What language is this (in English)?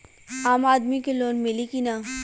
Bhojpuri